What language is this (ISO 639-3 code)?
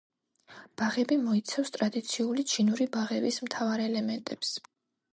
kat